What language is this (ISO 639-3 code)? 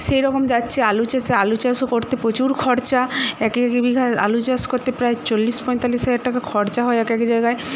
ben